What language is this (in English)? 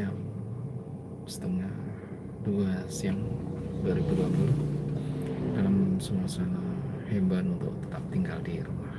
Indonesian